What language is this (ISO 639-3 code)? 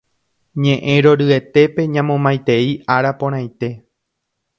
grn